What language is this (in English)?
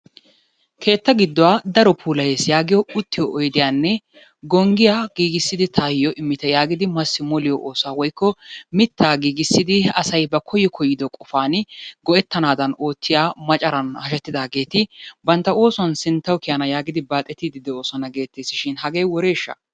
Wolaytta